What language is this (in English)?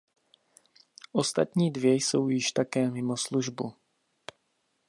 Czech